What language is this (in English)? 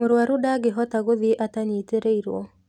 Kikuyu